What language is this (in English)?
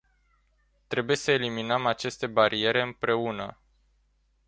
Romanian